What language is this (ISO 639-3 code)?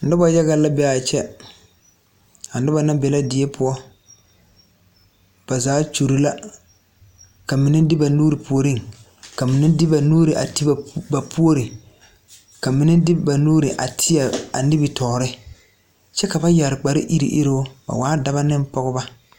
dga